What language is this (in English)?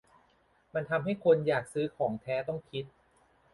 Thai